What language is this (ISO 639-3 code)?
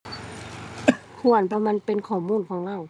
tha